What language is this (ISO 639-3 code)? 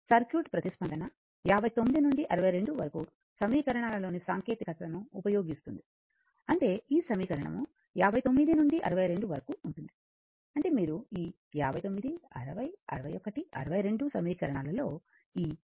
tel